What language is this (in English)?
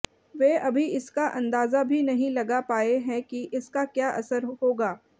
Hindi